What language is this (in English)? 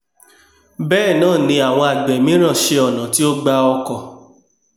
Yoruba